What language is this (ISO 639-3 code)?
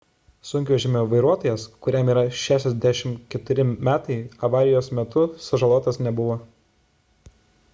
lit